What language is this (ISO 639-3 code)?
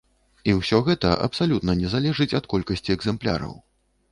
bel